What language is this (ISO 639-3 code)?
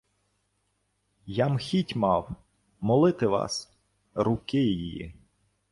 ukr